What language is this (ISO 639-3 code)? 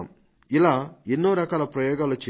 tel